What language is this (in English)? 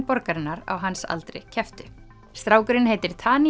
Icelandic